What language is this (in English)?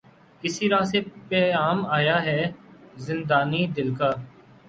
Urdu